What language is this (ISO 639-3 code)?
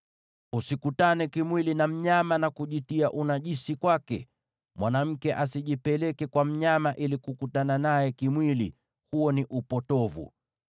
swa